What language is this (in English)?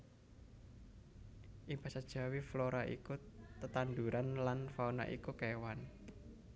Javanese